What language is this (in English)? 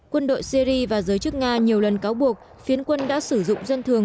Vietnamese